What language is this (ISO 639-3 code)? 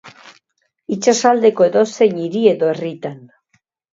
eus